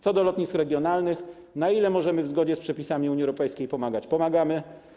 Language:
Polish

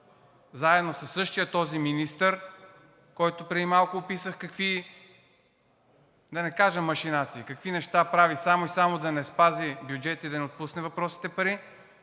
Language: Bulgarian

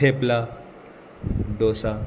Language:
Konkani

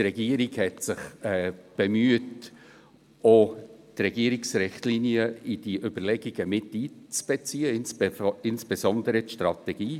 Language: Swiss German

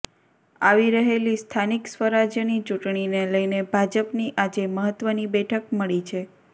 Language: Gujarati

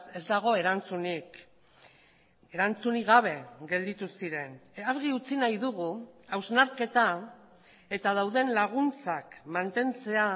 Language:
Basque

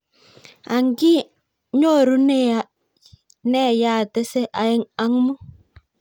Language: Kalenjin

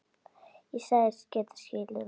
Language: Icelandic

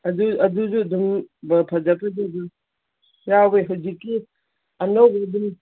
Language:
Manipuri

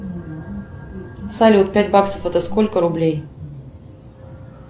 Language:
Russian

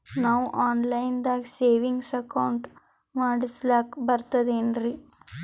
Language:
Kannada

